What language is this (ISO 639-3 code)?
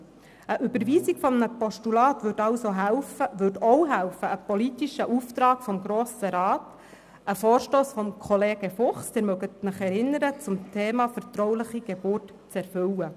gsw